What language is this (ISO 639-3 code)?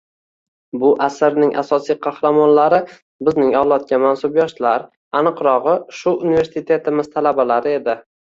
uzb